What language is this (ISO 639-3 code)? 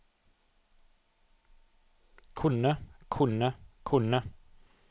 nor